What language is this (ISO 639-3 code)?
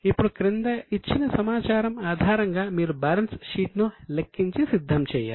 tel